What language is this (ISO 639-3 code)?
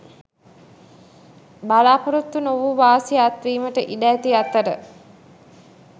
sin